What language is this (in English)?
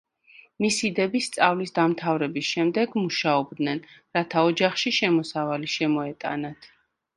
Georgian